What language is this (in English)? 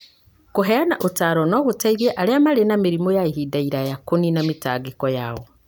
Kikuyu